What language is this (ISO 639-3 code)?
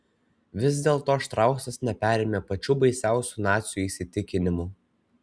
lit